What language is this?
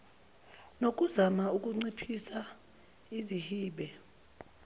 Zulu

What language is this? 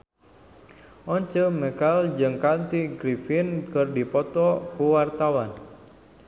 Sundanese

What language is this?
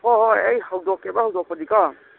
Manipuri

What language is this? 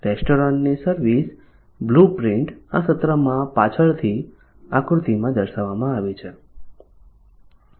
Gujarati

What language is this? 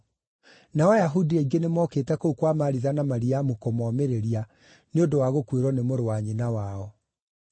Kikuyu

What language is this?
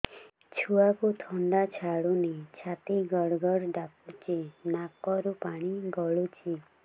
Odia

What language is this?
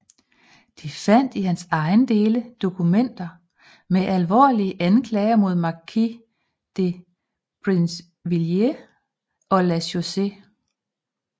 Danish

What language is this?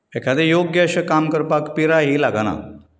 Konkani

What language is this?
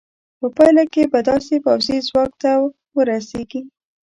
Pashto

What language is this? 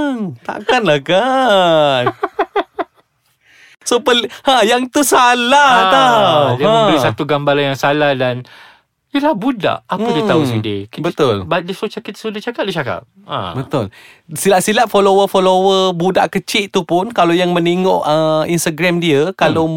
Malay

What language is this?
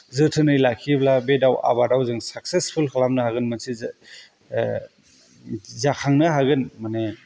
Bodo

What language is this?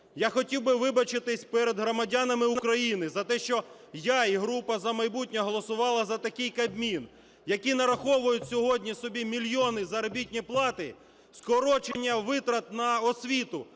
Ukrainian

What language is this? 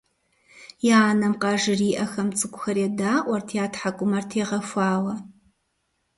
Kabardian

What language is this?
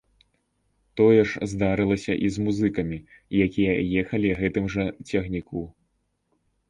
Belarusian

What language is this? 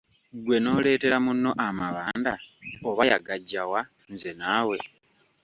Ganda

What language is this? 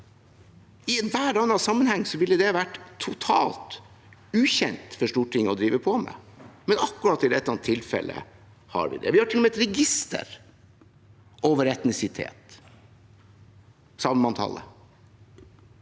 Norwegian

